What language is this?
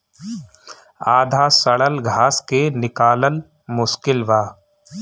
Bhojpuri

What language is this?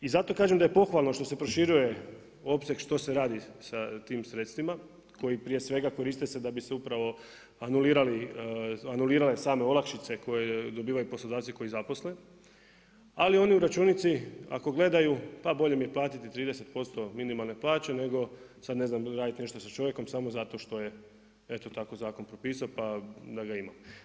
Croatian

